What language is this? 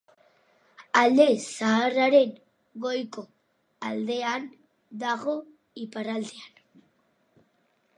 Basque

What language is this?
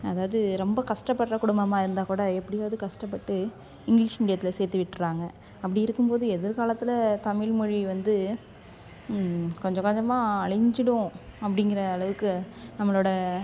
Tamil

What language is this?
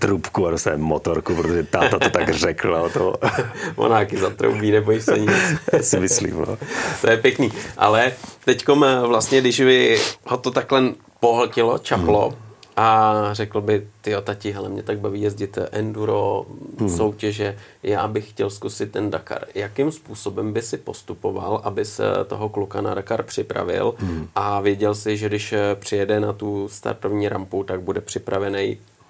Czech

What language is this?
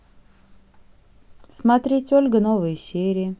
Russian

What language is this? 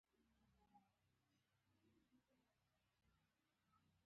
Pashto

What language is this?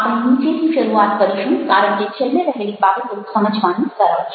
Gujarati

